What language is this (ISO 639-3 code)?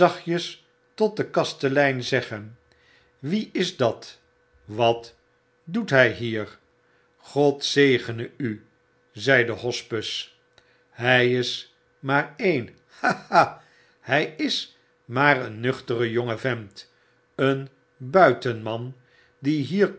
nld